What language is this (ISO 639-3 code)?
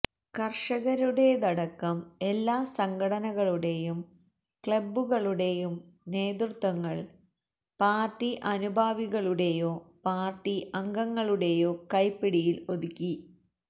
mal